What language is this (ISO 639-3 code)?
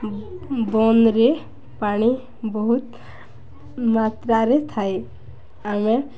ori